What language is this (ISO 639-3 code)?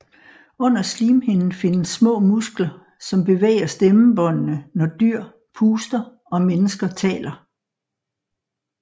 dan